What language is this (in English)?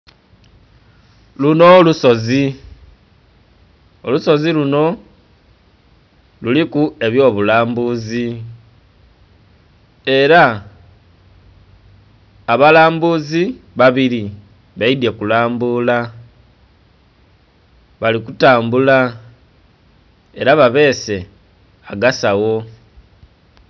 Soga